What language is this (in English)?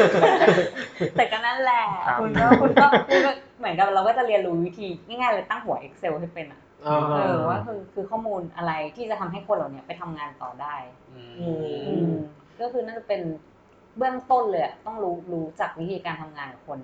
Thai